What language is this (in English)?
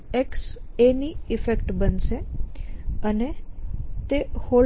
Gujarati